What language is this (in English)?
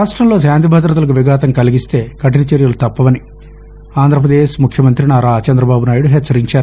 Telugu